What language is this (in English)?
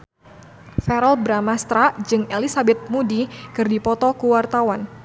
Sundanese